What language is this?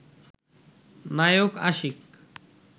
Bangla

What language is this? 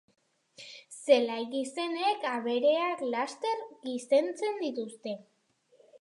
Basque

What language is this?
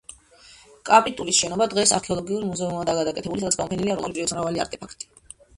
Georgian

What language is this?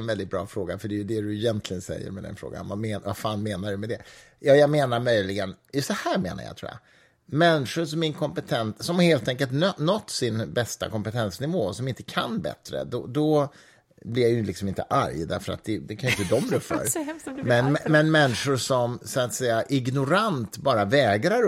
Swedish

